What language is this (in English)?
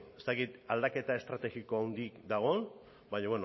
Basque